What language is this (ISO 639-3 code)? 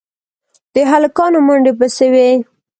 pus